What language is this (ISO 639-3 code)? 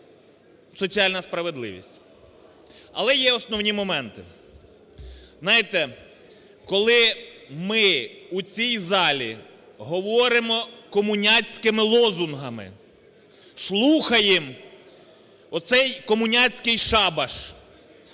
ukr